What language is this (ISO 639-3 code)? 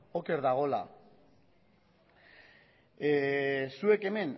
eus